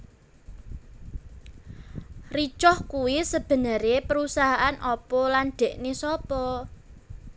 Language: Javanese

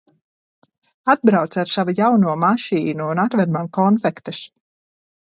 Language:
Latvian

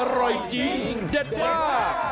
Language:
Thai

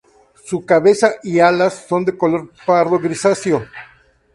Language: Spanish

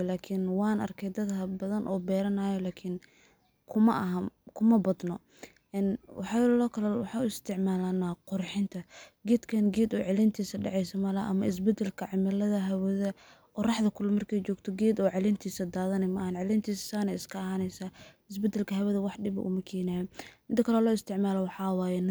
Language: Somali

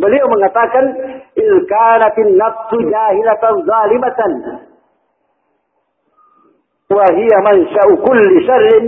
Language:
Malay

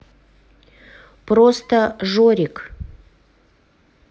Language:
Russian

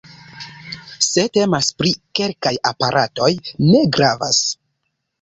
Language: Esperanto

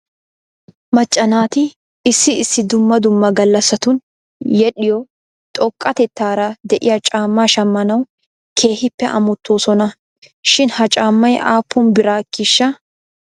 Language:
Wolaytta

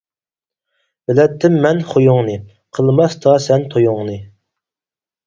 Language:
Uyghur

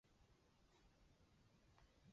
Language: Chinese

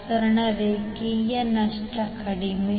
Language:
Kannada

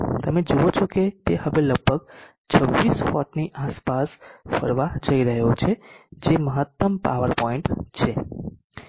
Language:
Gujarati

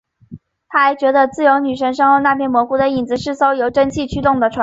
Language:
Chinese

